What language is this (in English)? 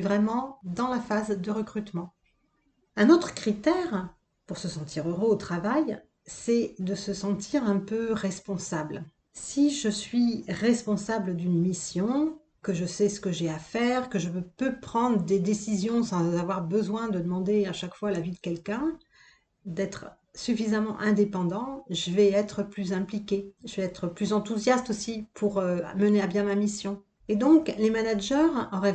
French